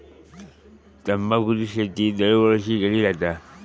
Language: Marathi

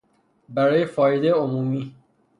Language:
Persian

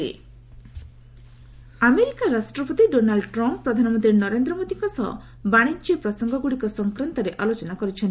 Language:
Odia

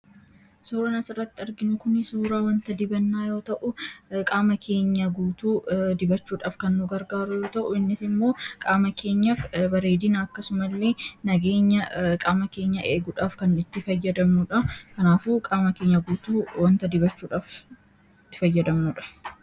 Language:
Oromo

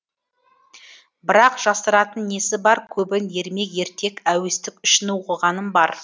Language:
Kazakh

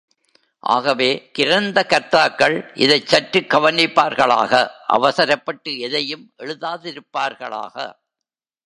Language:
Tamil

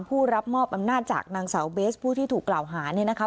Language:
Thai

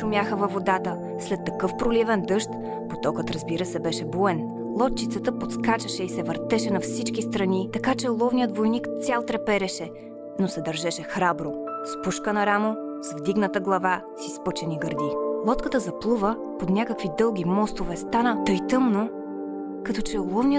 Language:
Bulgarian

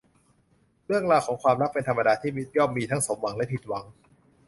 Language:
Thai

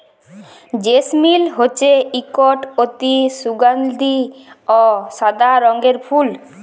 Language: Bangla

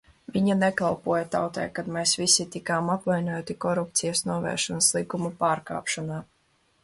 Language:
Latvian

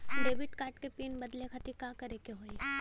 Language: Bhojpuri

